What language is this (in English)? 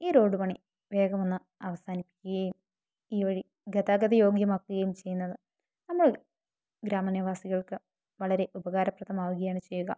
Malayalam